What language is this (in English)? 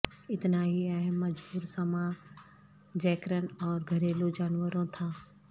Urdu